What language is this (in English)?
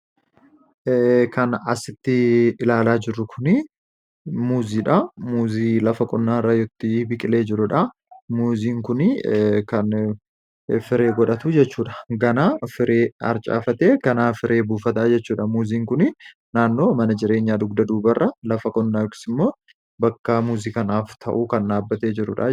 Oromo